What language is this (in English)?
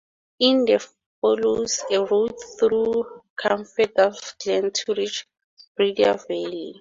English